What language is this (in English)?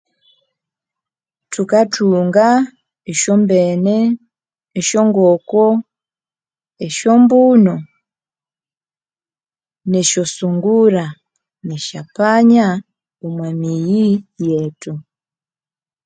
Konzo